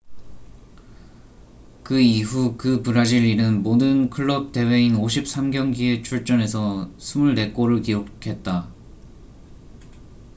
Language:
Korean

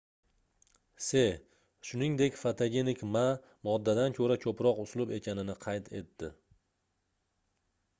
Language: Uzbek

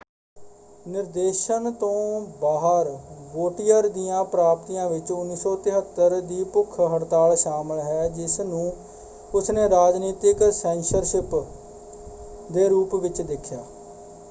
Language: Punjabi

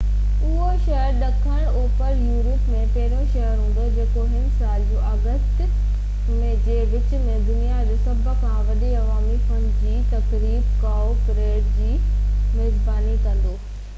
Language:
Sindhi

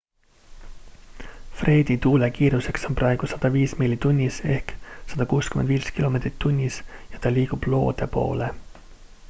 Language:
Estonian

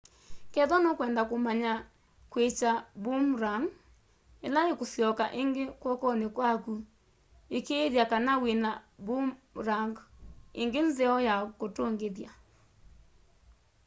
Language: Kamba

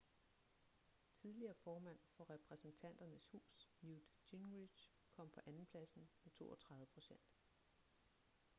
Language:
Danish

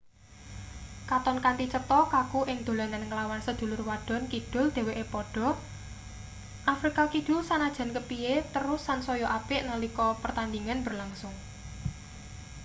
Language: Javanese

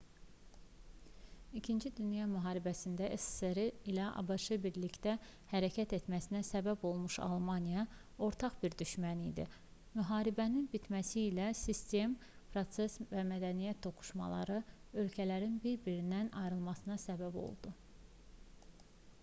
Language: Azerbaijani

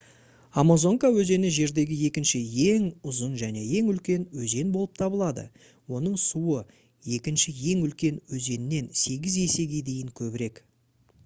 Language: Kazakh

